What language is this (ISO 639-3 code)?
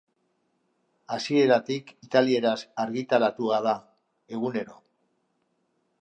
eus